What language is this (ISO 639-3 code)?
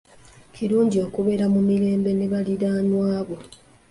lug